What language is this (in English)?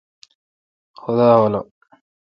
Kalkoti